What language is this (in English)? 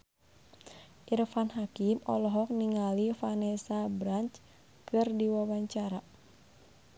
Sundanese